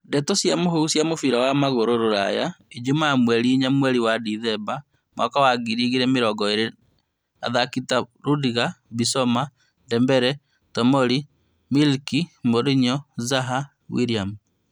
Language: Kikuyu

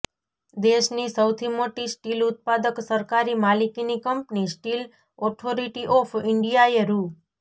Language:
Gujarati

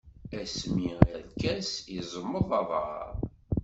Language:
Kabyle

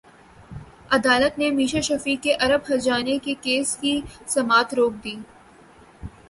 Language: Urdu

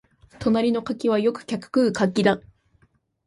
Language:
Japanese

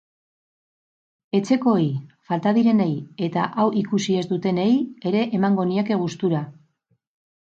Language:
Basque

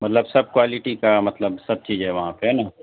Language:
Urdu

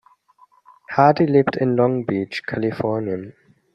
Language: German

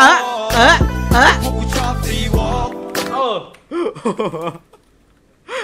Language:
Thai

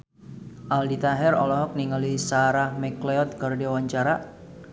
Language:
Sundanese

